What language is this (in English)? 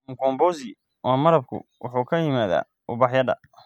Somali